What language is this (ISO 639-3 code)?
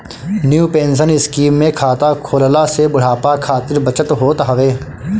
bho